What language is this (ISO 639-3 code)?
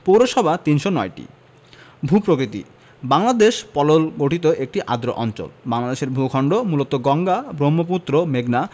ben